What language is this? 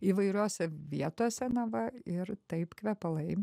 Lithuanian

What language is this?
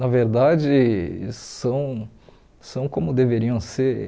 Portuguese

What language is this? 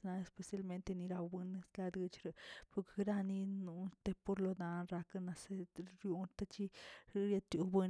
Tilquiapan Zapotec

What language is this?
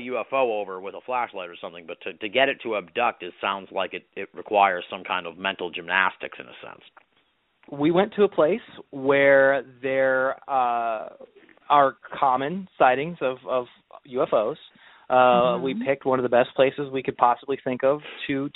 English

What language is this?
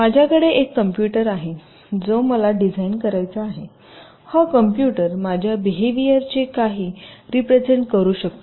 Marathi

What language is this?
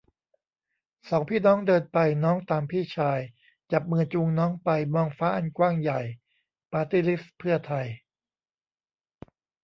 Thai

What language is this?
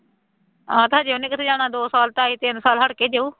Punjabi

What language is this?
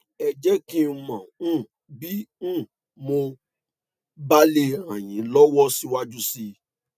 Yoruba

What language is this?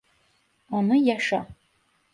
Turkish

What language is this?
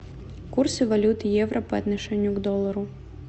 Russian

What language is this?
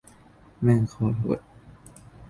Thai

